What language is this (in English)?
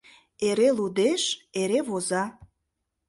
Mari